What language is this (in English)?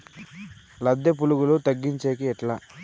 Telugu